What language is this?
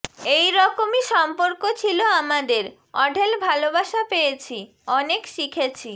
Bangla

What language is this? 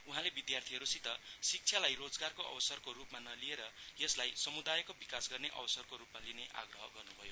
Nepali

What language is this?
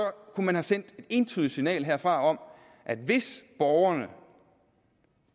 Danish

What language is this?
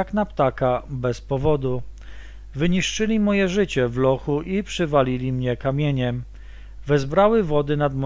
Polish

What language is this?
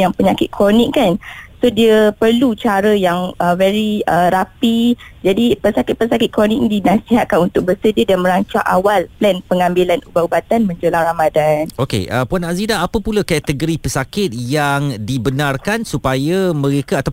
Malay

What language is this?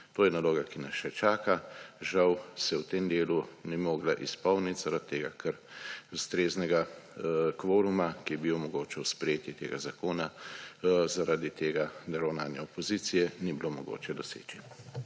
Slovenian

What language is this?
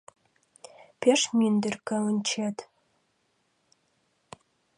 Mari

